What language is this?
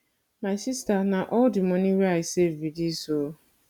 Nigerian Pidgin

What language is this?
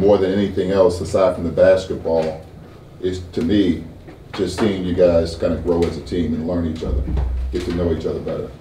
English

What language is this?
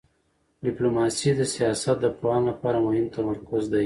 Pashto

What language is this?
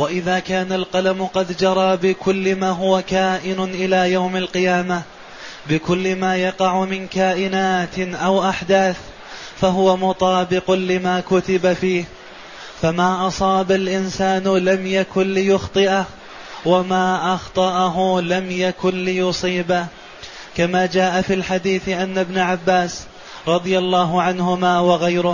Arabic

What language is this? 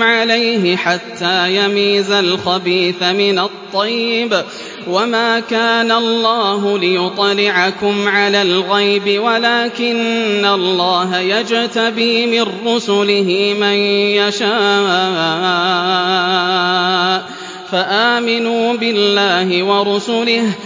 Arabic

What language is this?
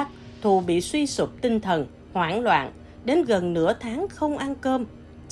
Vietnamese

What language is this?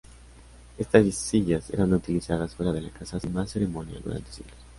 Spanish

